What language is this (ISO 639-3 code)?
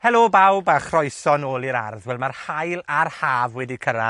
cym